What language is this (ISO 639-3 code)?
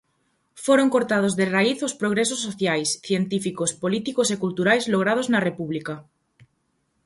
glg